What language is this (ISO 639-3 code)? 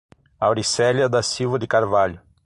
por